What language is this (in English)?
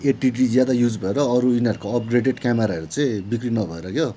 Nepali